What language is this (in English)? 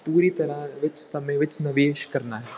Punjabi